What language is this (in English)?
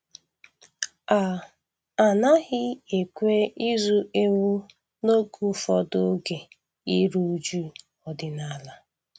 Igbo